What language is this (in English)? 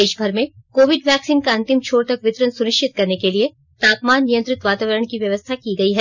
Hindi